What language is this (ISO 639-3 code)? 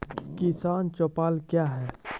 mai